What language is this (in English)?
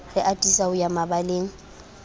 Southern Sotho